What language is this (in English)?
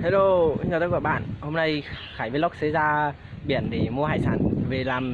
Vietnamese